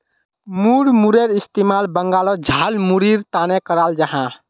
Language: Magahi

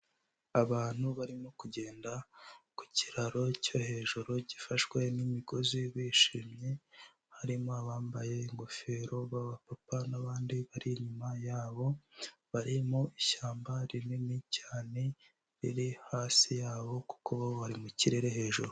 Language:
Kinyarwanda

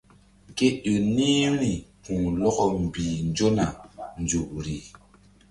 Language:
Mbum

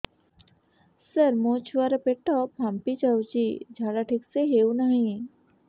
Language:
Odia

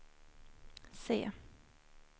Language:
Swedish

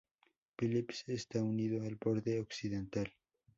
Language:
Spanish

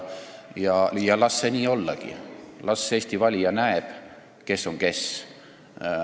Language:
Estonian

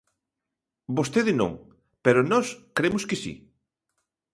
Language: Galician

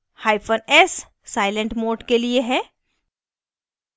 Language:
Hindi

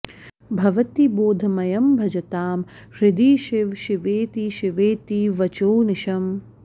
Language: Sanskrit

